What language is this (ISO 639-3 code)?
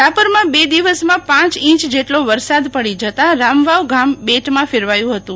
guj